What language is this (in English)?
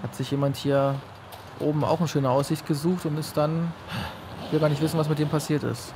German